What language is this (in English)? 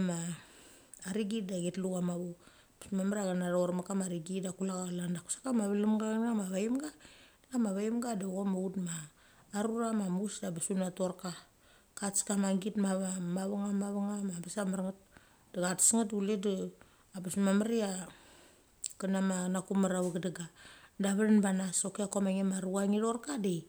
Mali